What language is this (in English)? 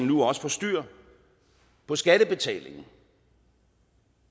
Danish